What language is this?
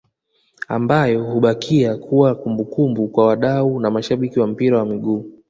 Swahili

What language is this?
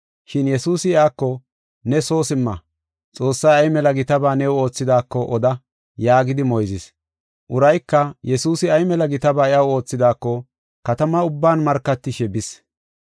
Gofa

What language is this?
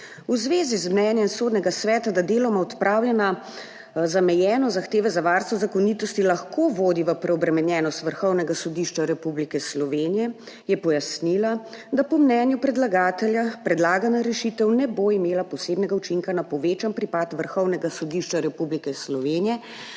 Slovenian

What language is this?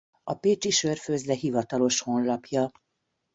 Hungarian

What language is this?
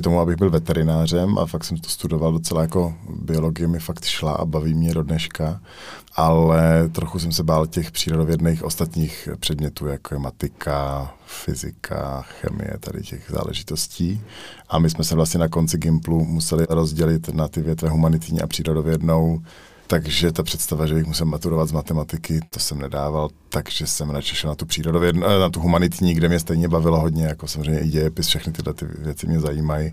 Czech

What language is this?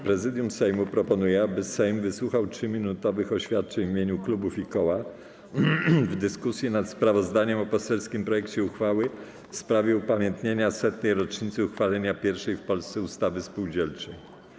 Polish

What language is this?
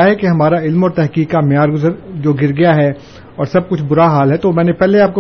Urdu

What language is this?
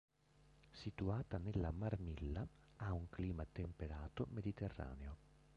Italian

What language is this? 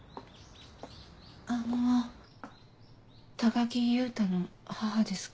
Japanese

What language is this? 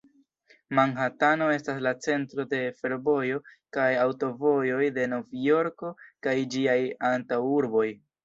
Esperanto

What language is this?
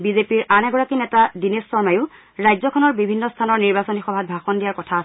Assamese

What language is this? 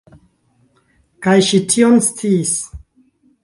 Esperanto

